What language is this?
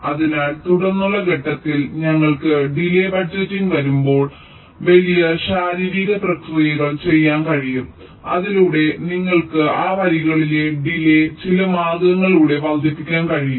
Malayalam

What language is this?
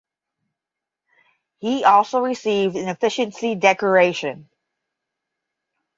English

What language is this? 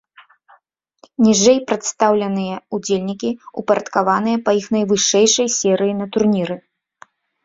Belarusian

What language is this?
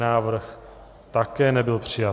Czech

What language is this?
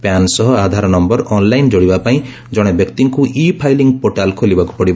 Odia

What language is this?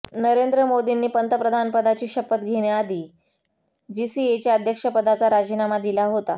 Marathi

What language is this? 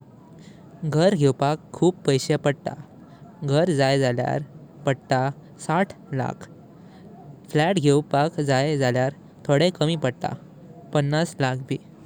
Konkani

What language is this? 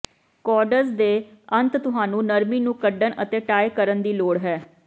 Punjabi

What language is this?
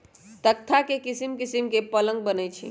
Magahi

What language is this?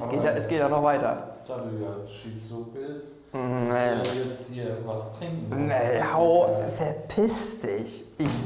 German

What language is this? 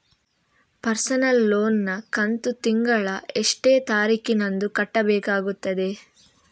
Kannada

